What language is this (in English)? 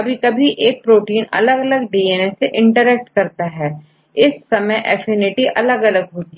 Hindi